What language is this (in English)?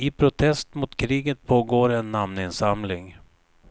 Swedish